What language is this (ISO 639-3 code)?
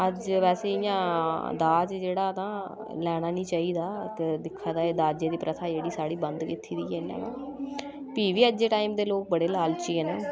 doi